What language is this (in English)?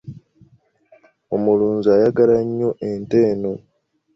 Ganda